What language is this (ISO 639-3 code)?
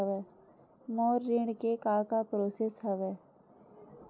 hne